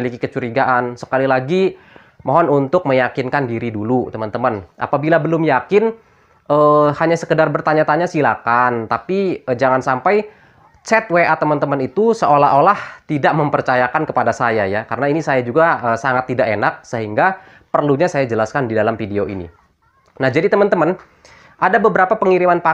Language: Indonesian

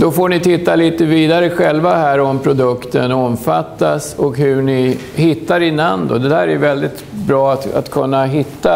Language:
Swedish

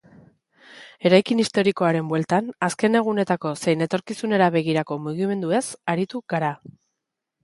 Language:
Basque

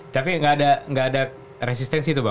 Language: Indonesian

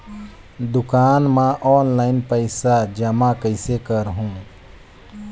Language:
Chhattisgarhi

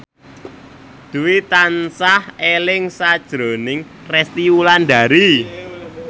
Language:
Javanese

